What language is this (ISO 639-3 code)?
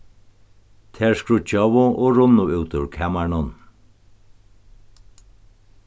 fao